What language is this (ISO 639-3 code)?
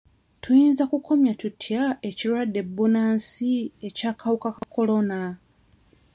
lug